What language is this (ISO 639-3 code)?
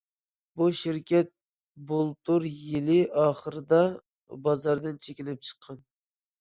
uig